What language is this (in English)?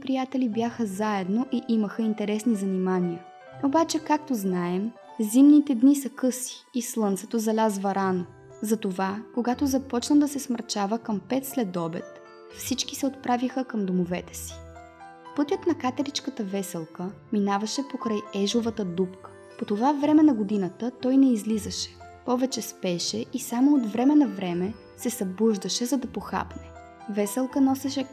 Bulgarian